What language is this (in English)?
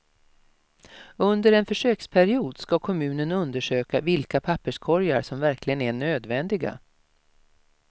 Swedish